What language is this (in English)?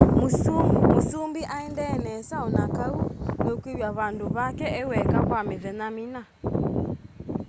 Kamba